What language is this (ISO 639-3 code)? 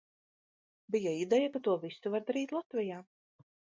lav